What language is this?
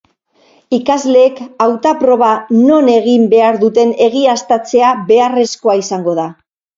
Basque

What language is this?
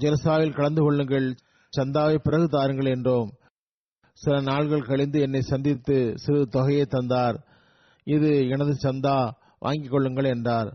Tamil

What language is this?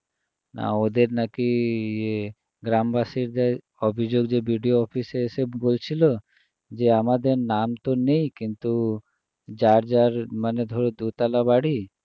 Bangla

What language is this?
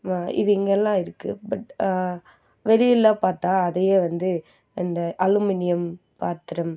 Tamil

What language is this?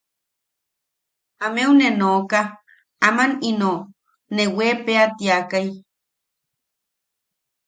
Yaqui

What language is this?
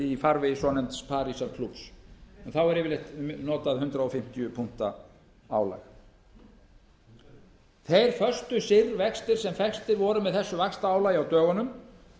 Icelandic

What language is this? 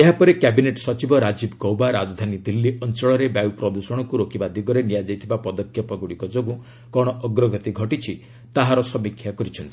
Odia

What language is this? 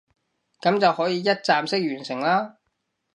Cantonese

